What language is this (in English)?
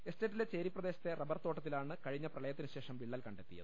Malayalam